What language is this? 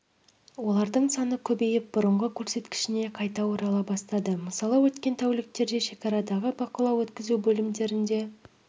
Kazakh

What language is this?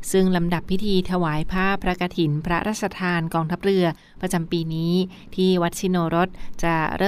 Thai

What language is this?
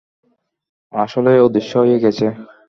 Bangla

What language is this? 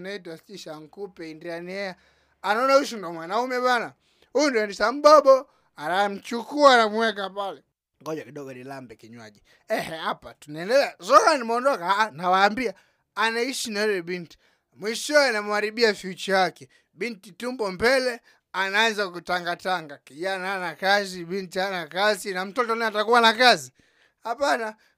Swahili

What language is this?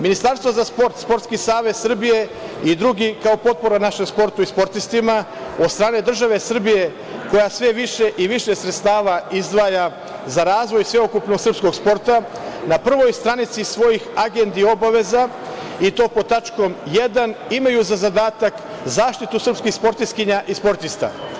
Serbian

